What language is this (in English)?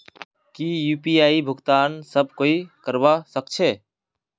Magahi